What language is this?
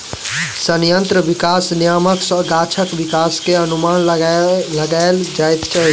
Maithili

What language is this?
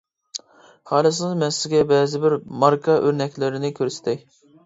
Uyghur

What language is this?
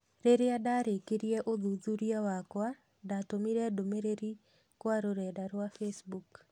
Kikuyu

